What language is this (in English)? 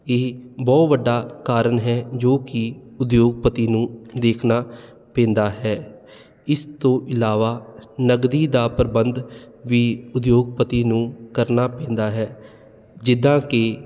Punjabi